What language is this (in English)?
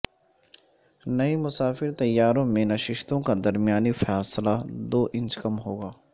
Urdu